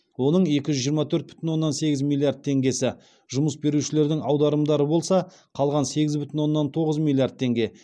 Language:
Kazakh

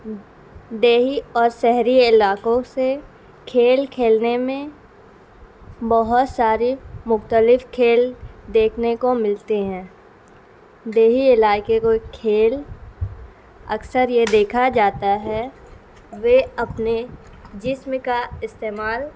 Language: Urdu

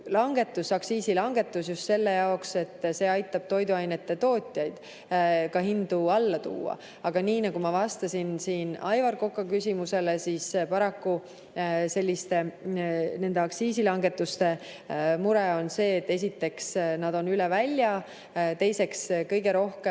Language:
Estonian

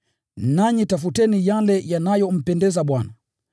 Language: Swahili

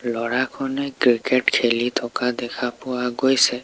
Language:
Assamese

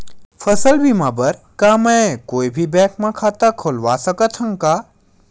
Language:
Chhattisgarhi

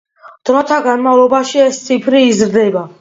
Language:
Georgian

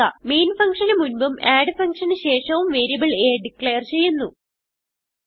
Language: Malayalam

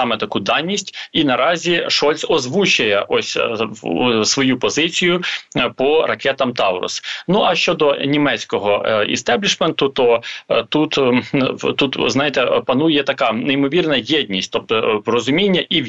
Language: Ukrainian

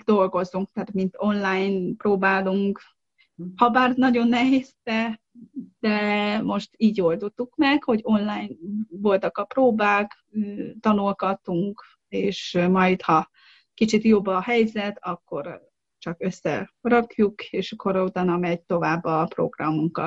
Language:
Hungarian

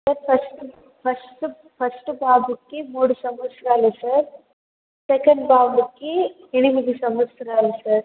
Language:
Telugu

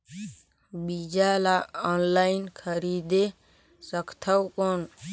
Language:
Chhattisgarhi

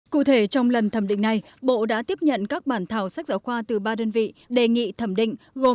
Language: Vietnamese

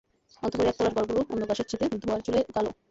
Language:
Bangla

